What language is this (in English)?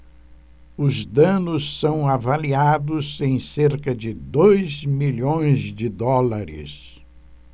Portuguese